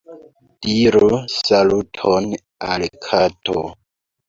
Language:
Esperanto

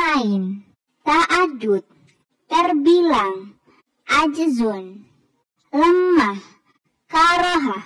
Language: Indonesian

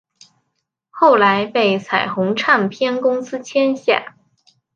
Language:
Chinese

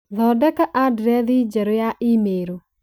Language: Kikuyu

